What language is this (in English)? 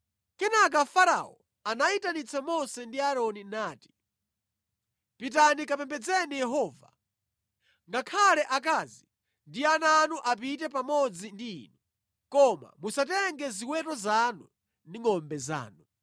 Nyanja